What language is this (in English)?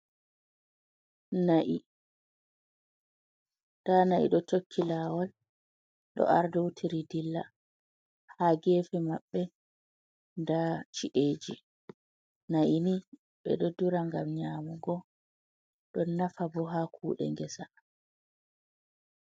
Fula